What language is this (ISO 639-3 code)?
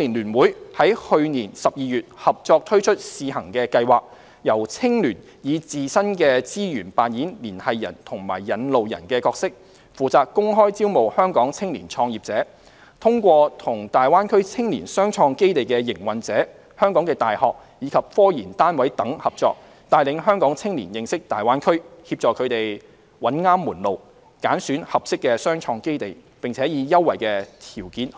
yue